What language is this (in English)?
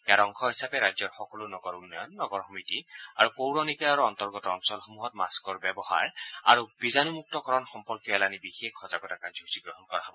Assamese